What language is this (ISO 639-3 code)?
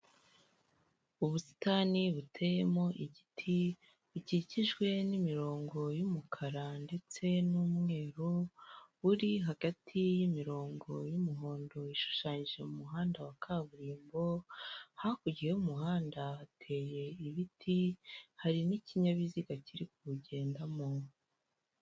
kin